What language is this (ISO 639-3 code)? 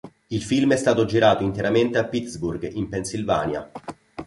ita